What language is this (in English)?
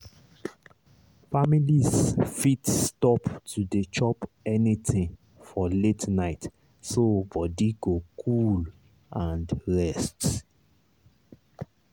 Nigerian Pidgin